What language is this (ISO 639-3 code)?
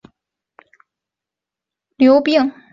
zho